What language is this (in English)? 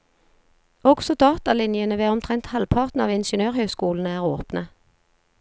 Norwegian